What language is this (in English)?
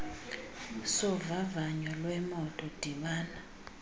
Xhosa